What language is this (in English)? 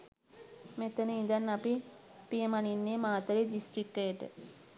Sinhala